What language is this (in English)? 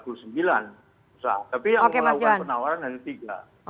Indonesian